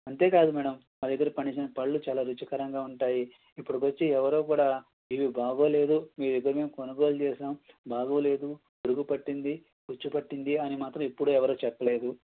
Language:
Telugu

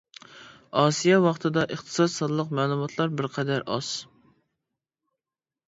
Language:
Uyghur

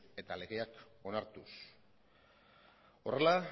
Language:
Basque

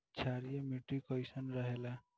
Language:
Bhojpuri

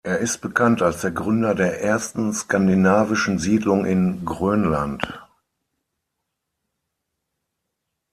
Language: German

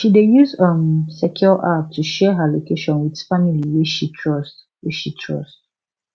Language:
Nigerian Pidgin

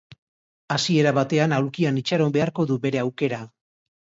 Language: Basque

